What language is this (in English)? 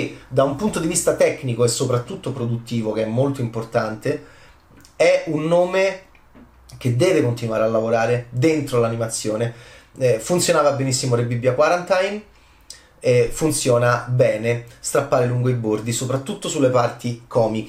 Italian